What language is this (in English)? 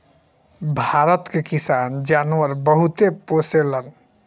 Bhojpuri